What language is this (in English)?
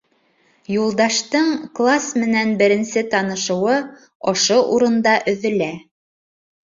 Bashkir